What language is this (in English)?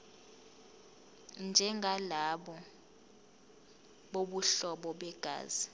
Zulu